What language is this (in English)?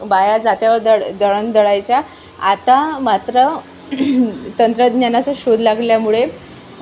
Marathi